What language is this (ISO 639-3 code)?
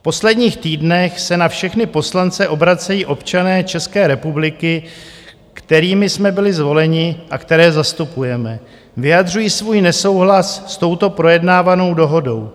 ces